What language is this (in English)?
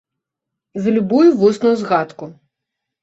Belarusian